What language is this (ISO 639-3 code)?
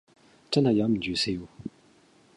yue